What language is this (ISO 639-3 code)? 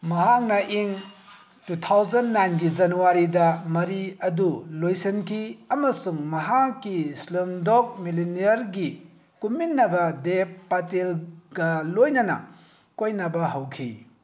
mni